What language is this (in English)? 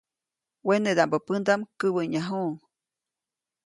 Copainalá Zoque